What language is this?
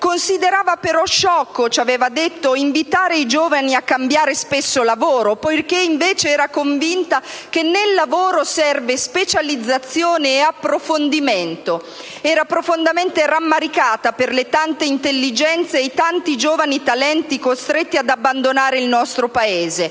Italian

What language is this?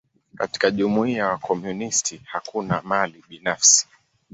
Swahili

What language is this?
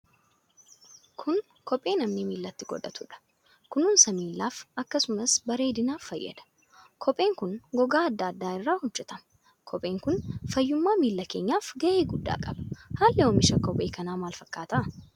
Oromo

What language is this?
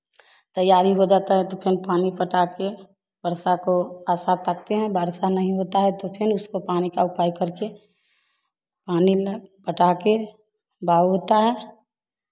Hindi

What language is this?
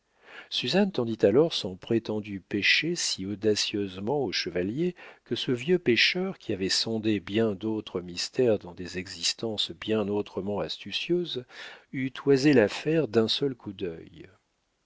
French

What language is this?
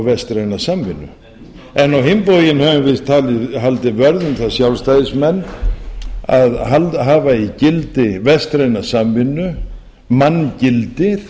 Icelandic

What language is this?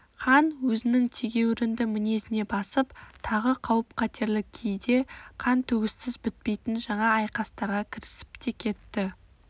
Kazakh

